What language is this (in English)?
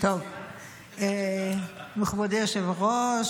Hebrew